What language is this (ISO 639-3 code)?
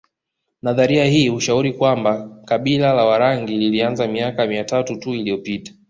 swa